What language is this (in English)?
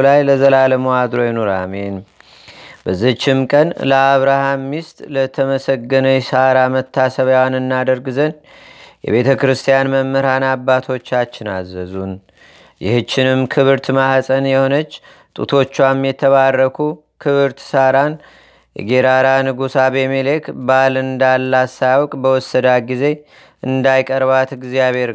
Amharic